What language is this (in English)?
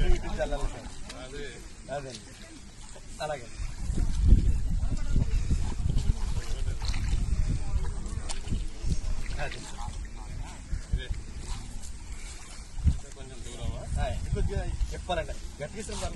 Thai